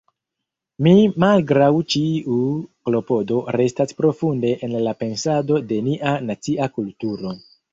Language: Esperanto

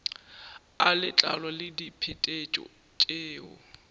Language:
Northern Sotho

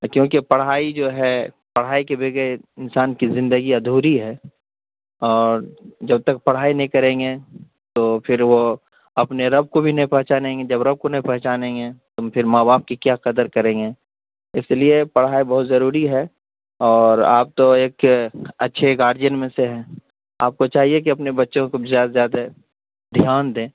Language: Urdu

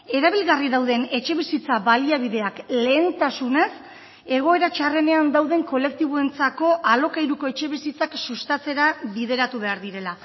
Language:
Basque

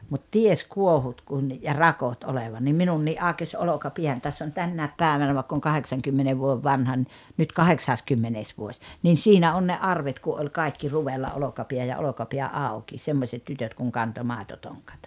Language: Finnish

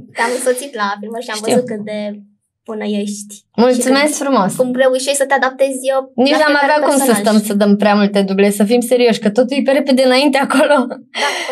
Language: Romanian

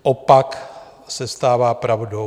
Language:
Czech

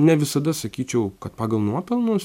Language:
Lithuanian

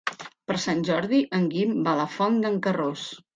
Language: Catalan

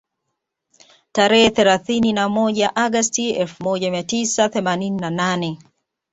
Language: Swahili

